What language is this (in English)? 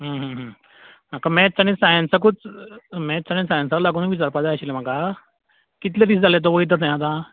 Konkani